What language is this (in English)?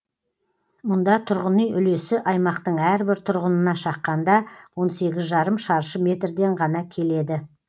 Kazakh